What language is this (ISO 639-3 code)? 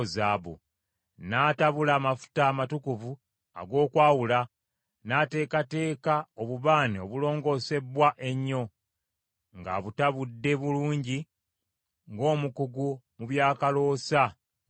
lug